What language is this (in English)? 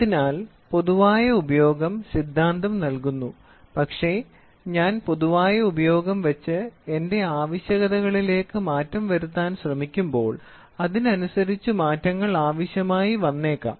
Malayalam